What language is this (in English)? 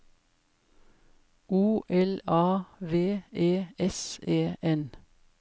Norwegian